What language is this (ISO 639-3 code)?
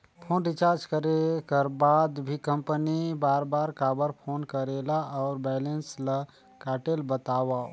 hne